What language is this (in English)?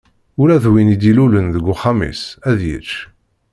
Kabyle